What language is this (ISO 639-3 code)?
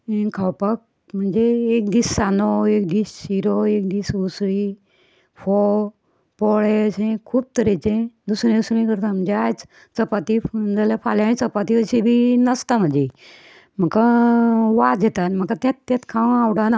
kok